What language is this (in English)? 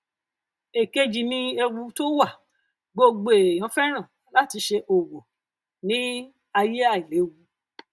Yoruba